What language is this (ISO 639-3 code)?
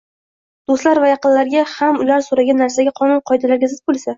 uzb